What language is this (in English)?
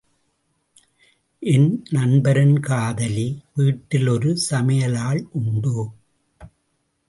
Tamil